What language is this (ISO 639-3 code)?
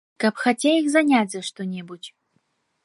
bel